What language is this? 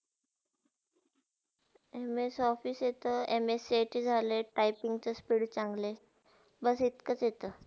Marathi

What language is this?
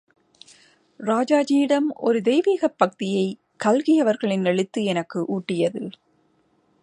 Tamil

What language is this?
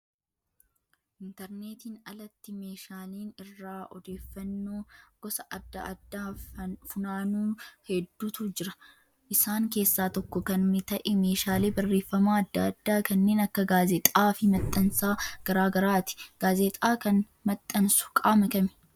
Oromo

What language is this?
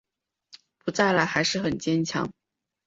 Chinese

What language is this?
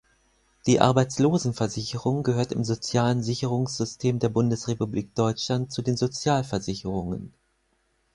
German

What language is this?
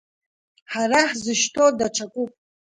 Abkhazian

